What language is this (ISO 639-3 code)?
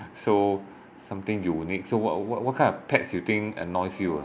eng